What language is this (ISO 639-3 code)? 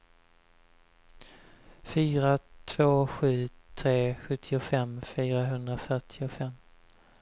swe